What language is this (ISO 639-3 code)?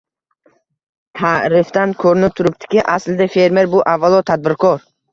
uzb